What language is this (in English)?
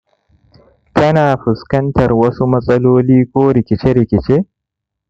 Hausa